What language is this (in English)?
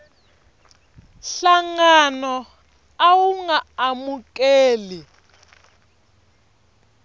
Tsonga